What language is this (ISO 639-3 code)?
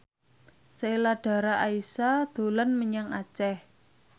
jav